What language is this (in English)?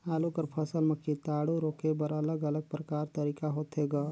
Chhattisgarhi